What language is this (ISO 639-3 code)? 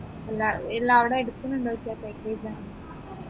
mal